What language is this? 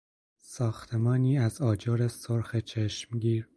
Persian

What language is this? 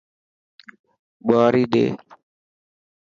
Dhatki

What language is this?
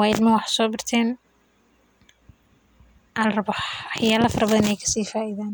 Somali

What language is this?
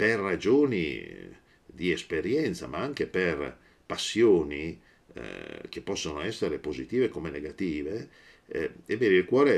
Italian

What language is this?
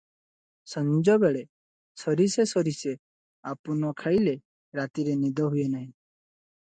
Odia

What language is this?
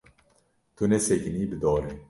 Kurdish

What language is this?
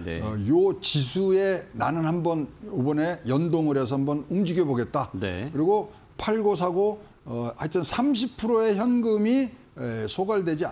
Korean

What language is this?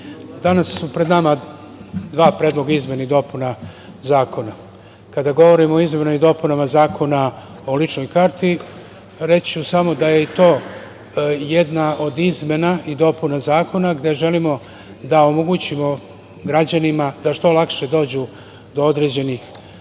Serbian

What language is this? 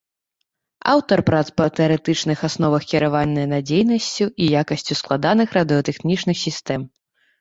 Belarusian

